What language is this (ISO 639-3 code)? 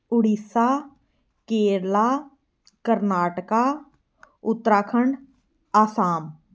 pan